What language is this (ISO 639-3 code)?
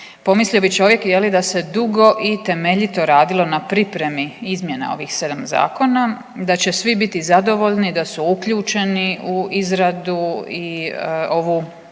hrv